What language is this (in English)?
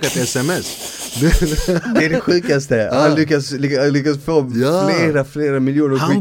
Swedish